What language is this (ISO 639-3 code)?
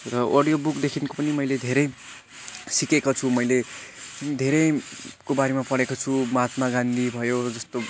nep